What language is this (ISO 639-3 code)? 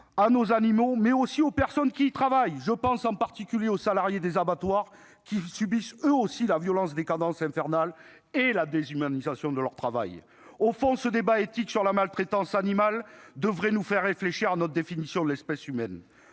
fra